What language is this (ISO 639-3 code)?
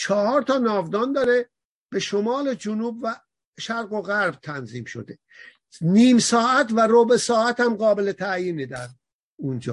fas